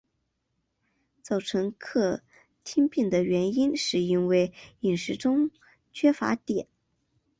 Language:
Chinese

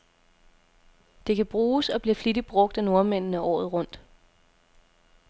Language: Danish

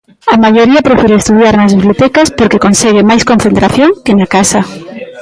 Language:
Galician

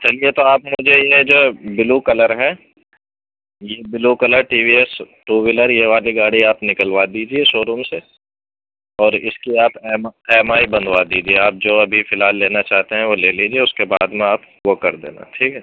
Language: Urdu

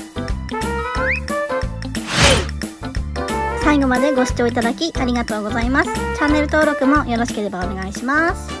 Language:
Japanese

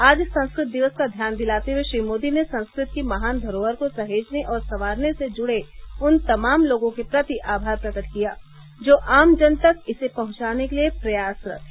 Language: Hindi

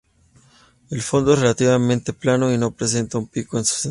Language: Spanish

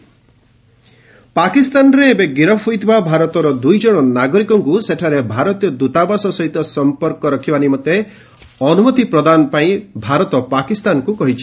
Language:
Odia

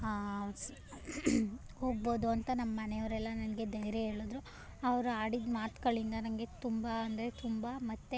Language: Kannada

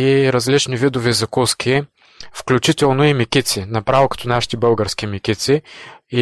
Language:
Bulgarian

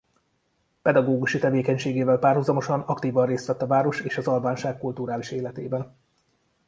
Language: Hungarian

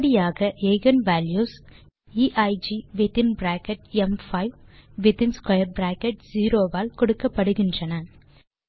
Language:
Tamil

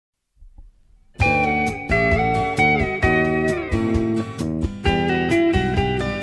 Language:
Korean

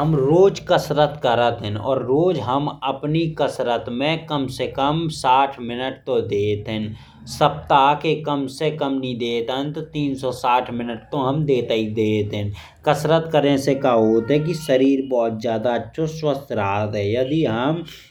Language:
Bundeli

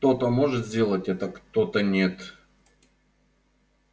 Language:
Russian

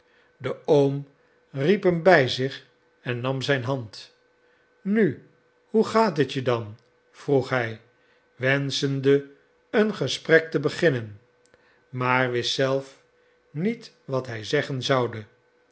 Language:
Dutch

